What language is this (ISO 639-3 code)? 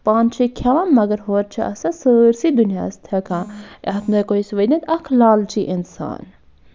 kas